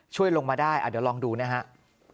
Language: Thai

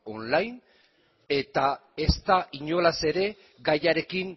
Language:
Basque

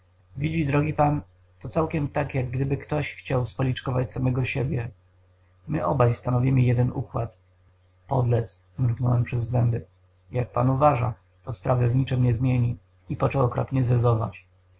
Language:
Polish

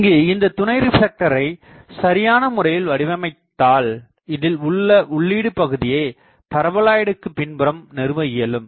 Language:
Tamil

